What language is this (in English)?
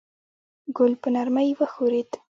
Pashto